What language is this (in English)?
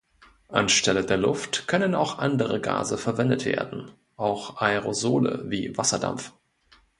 German